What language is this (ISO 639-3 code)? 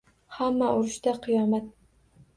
uzb